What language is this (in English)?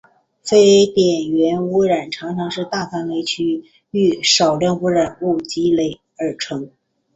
Chinese